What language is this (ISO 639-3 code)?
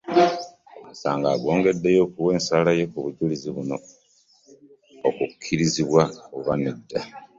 lug